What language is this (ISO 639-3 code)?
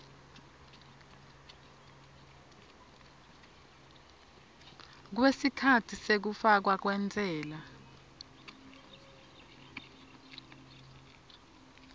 ssw